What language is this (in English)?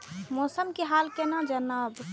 Maithili